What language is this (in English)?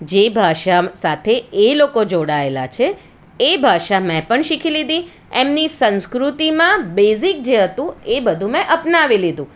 Gujarati